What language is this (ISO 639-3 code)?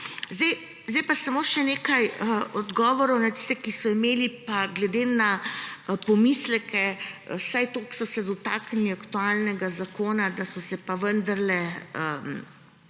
slv